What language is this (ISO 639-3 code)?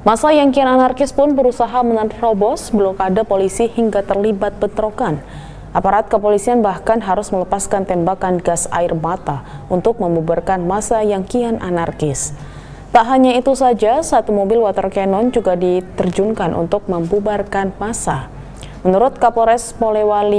ind